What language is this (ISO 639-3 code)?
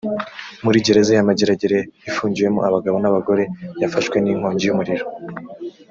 kin